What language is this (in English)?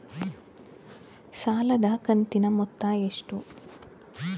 Kannada